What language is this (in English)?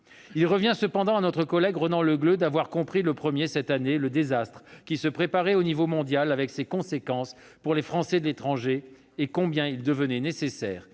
French